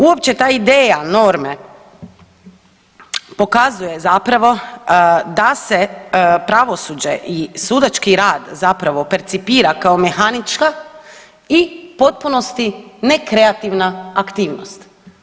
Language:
Croatian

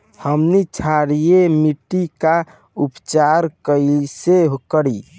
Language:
Bhojpuri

